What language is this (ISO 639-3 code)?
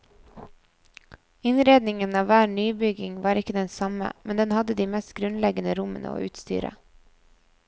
nor